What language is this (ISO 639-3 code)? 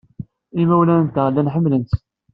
kab